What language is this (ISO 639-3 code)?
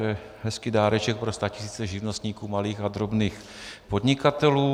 ces